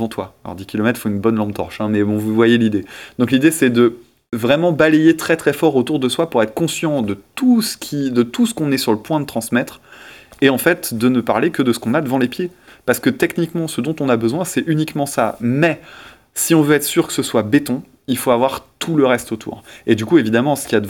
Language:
French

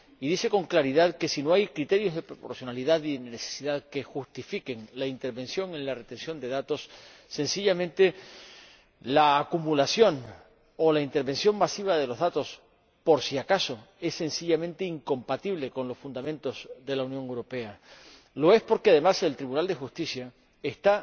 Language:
Spanish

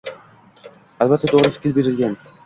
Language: Uzbek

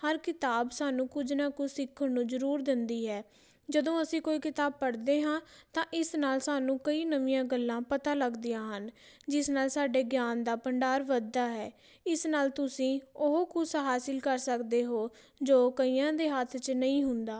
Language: Punjabi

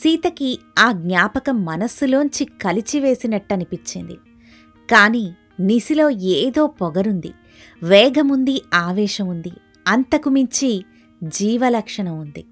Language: Telugu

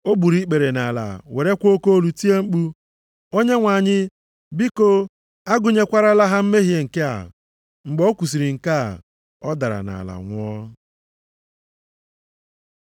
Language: Igbo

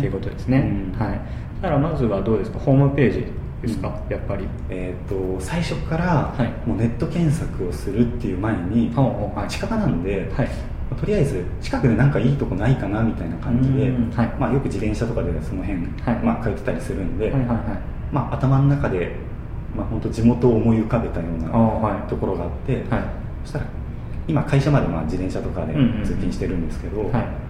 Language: Japanese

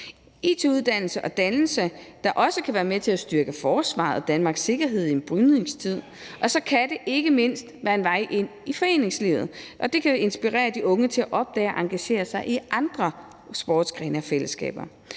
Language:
Danish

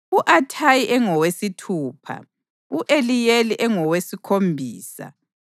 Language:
North Ndebele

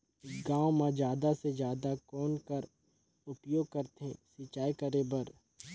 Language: Chhattisgarhi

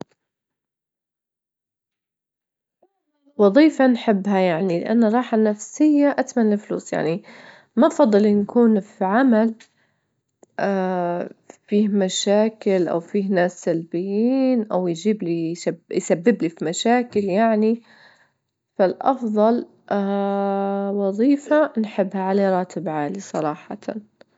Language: Libyan Arabic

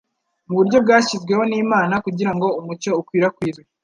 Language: Kinyarwanda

